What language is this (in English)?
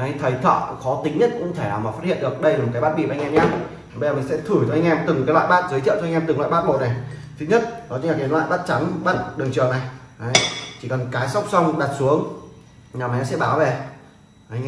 Vietnamese